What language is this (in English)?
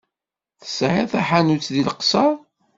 Kabyle